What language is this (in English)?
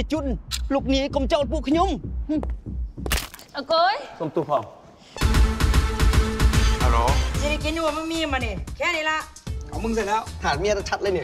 Thai